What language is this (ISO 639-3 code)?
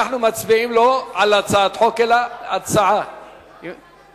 heb